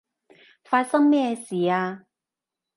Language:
Cantonese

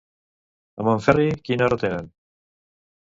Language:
Catalan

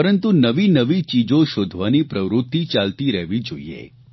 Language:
Gujarati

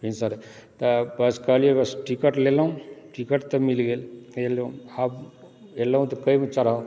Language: Maithili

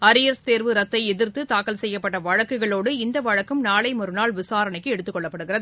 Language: Tamil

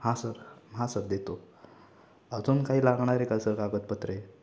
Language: Marathi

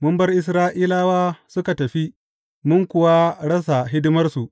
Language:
Hausa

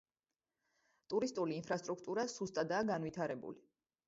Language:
Georgian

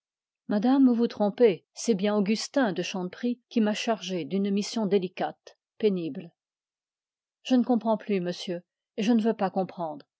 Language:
French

